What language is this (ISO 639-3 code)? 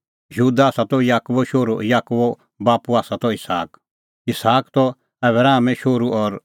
kfx